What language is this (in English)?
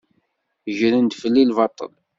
Kabyle